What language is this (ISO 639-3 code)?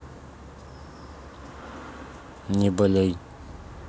rus